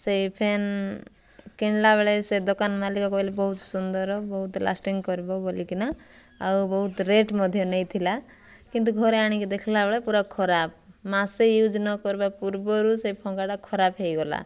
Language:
Odia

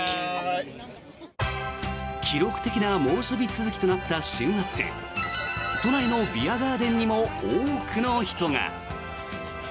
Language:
Japanese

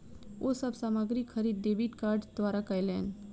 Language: Maithili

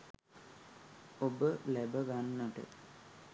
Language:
Sinhala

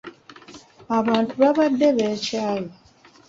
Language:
Ganda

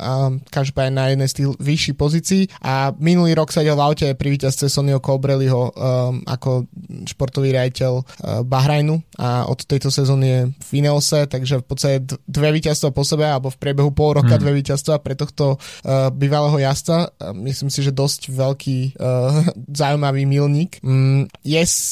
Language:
Slovak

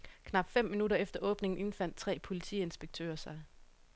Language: Danish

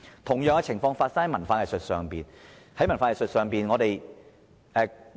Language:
Cantonese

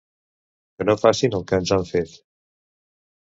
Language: Catalan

